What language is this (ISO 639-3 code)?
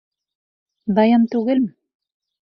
bak